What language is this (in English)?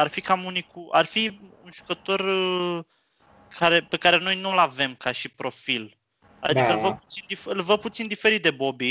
Romanian